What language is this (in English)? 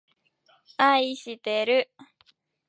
Japanese